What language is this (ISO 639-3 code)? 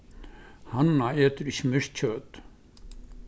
fao